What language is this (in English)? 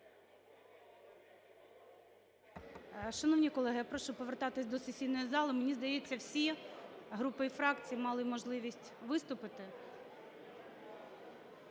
Ukrainian